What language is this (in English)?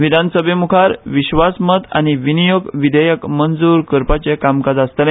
Konkani